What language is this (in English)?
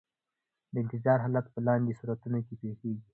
Pashto